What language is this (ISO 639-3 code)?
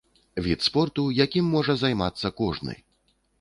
bel